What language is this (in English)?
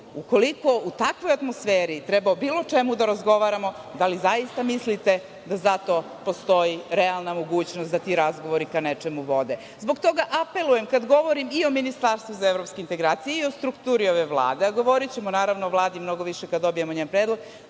Serbian